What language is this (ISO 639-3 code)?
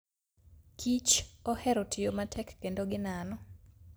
luo